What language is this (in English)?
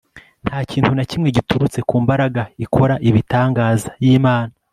Kinyarwanda